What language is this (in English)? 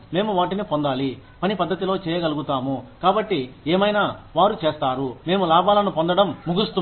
Telugu